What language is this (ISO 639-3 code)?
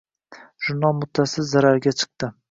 uzb